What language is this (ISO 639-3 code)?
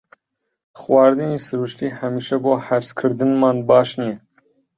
ckb